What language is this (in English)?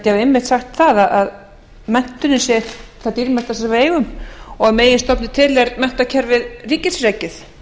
Icelandic